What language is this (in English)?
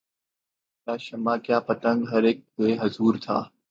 Urdu